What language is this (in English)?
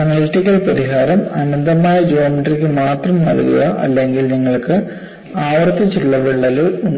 Malayalam